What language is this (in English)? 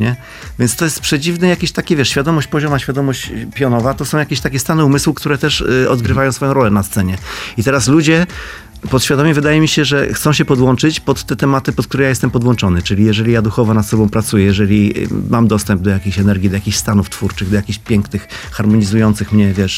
Polish